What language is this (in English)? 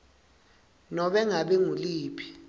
Swati